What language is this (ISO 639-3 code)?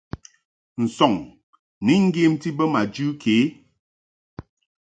mhk